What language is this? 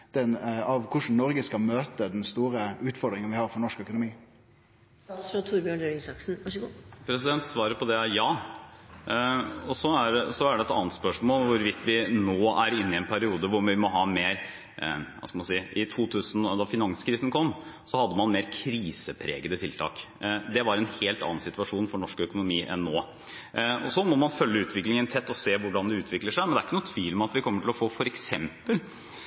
Norwegian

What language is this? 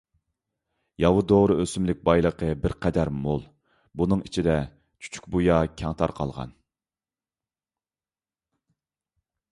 Uyghur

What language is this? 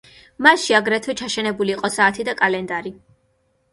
Georgian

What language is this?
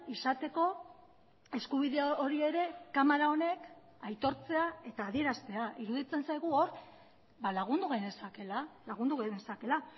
Basque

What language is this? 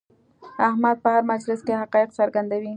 Pashto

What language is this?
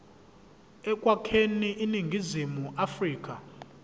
Zulu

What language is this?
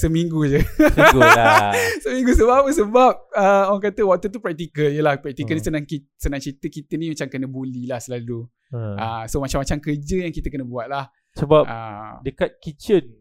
Malay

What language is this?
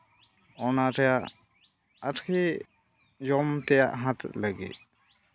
Santali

